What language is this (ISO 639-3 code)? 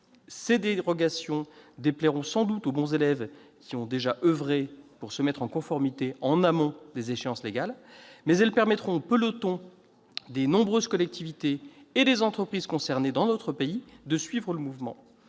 fra